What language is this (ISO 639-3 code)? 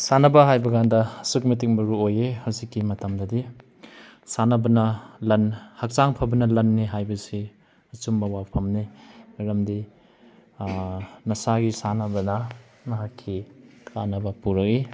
mni